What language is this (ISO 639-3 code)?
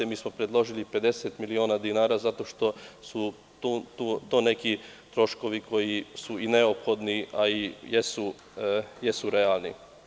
srp